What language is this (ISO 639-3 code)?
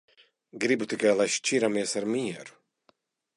lav